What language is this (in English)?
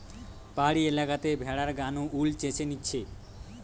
Bangla